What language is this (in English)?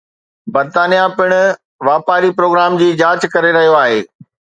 Sindhi